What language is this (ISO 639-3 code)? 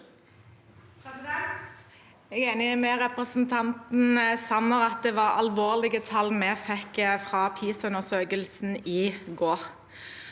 nor